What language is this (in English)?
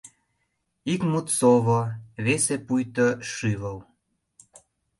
Mari